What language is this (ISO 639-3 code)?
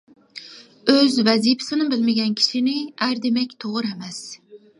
uig